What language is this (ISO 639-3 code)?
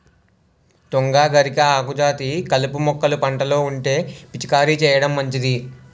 tel